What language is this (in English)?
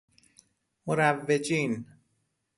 Persian